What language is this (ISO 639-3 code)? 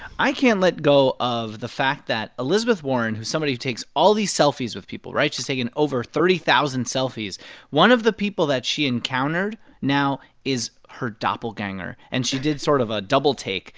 eng